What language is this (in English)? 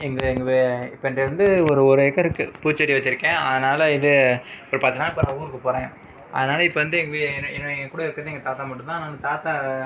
Tamil